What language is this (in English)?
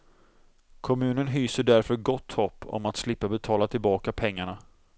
Swedish